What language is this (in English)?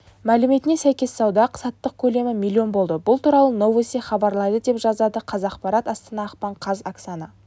Kazakh